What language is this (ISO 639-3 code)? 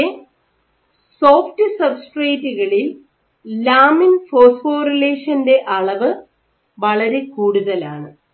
mal